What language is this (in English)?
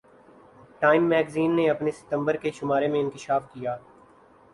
Urdu